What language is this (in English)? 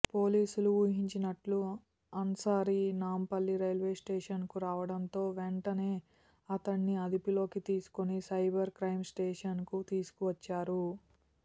Telugu